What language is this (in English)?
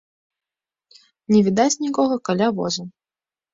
Belarusian